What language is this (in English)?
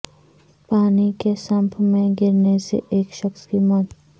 Urdu